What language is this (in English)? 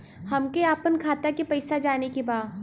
Bhojpuri